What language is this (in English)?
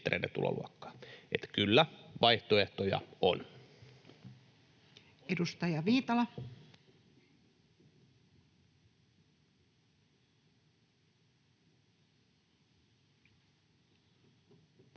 Finnish